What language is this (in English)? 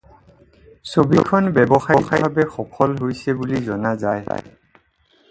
Assamese